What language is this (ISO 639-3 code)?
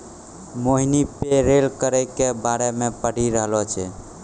mai